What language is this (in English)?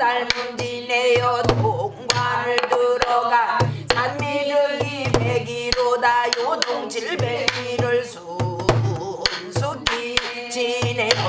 Korean